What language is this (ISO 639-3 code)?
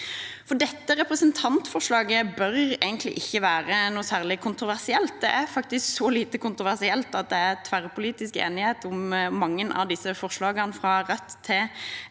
nor